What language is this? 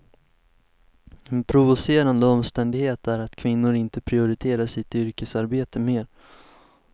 Swedish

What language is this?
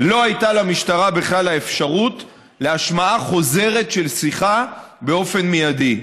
Hebrew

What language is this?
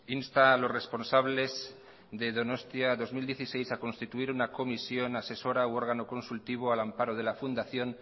Spanish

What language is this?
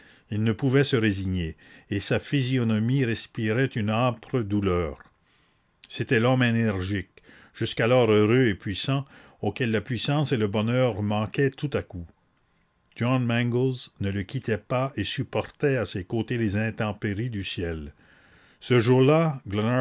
French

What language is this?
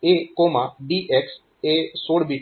Gujarati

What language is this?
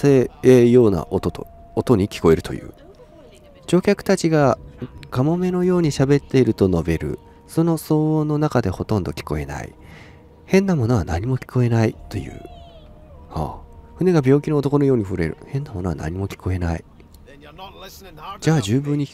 Japanese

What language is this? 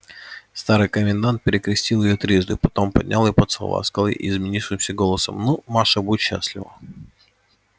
Russian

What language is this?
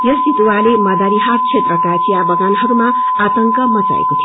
Nepali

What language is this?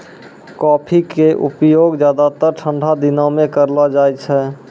Maithili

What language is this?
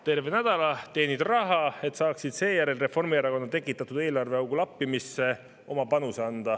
Estonian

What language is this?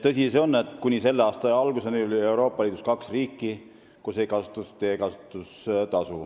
Estonian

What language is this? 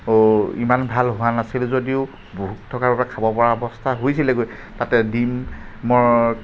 Assamese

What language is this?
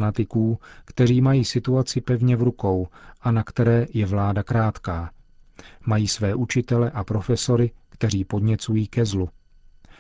Czech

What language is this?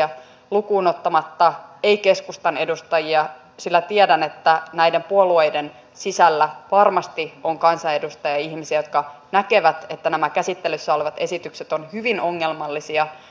Finnish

